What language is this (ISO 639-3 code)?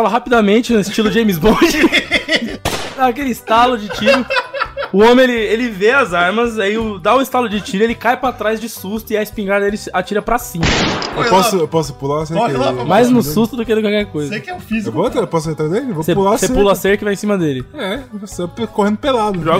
por